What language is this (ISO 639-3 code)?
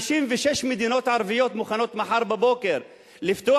heb